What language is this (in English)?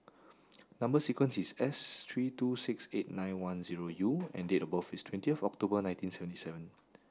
English